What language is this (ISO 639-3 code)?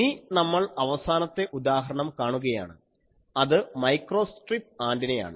mal